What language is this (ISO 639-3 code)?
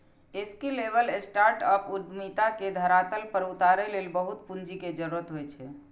mai